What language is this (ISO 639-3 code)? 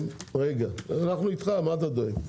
heb